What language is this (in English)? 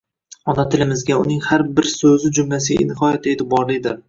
Uzbek